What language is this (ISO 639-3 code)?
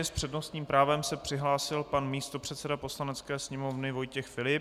ces